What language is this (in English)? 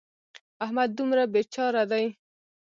Pashto